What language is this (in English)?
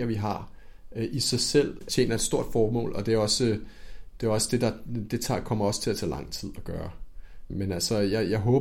Danish